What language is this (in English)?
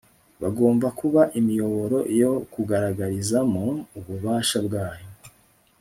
Kinyarwanda